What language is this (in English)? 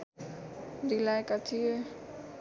Nepali